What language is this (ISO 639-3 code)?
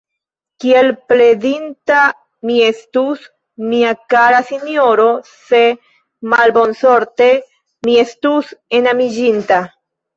epo